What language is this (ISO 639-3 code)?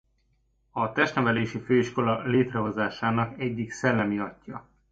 hun